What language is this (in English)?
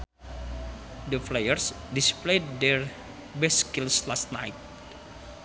Sundanese